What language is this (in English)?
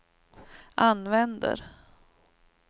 Swedish